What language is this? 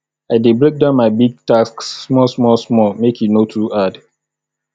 Nigerian Pidgin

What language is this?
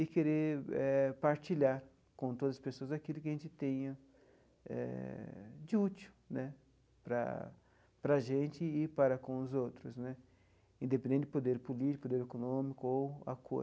Portuguese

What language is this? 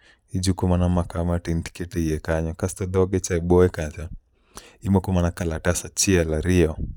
Luo (Kenya and Tanzania)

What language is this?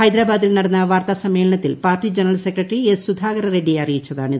Malayalam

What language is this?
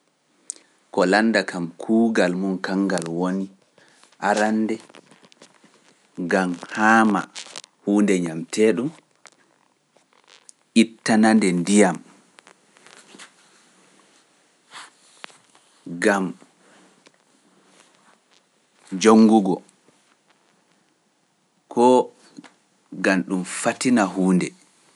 Pular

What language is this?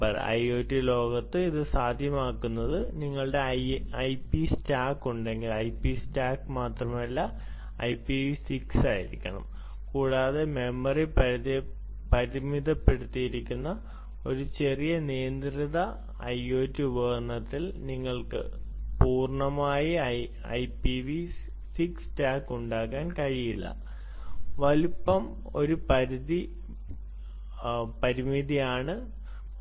Malayalam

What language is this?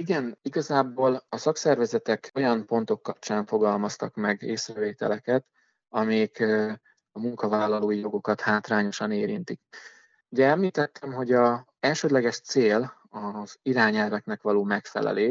Hungarian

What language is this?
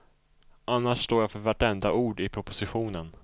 Swedish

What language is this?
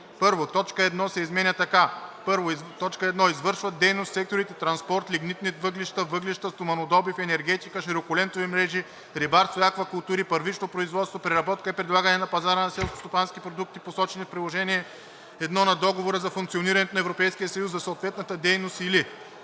Bulgarian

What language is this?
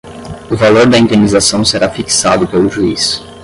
Portuguese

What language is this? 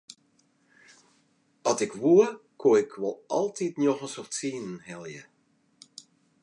Western Frisian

